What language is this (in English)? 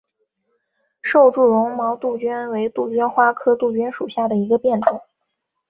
Chinese